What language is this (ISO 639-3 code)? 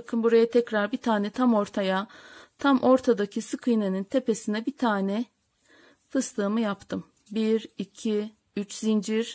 tur